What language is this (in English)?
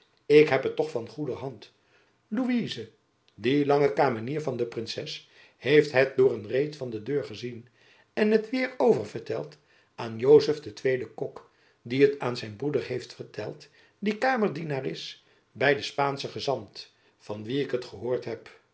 Dutch